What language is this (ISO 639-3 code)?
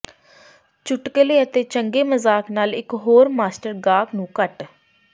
pan